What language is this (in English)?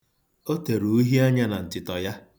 Igbo